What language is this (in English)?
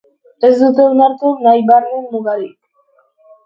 Basque